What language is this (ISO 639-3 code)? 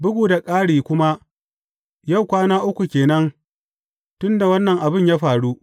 hau